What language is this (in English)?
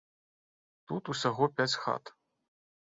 Belarusian